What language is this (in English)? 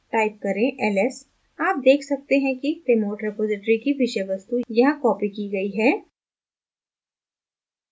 Hindi